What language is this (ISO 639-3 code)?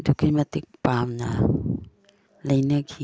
mni